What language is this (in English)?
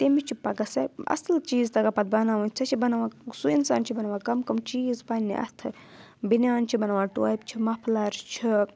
Kashmiri